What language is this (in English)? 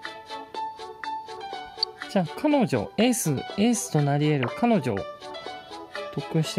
Japanese